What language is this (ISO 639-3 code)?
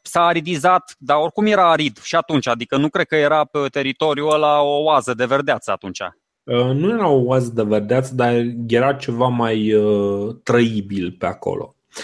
ron